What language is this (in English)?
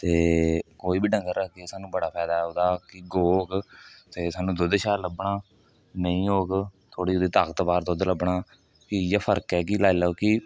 Dogri